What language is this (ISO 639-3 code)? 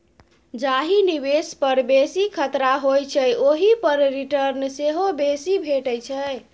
mai